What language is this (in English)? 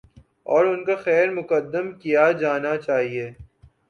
Urdu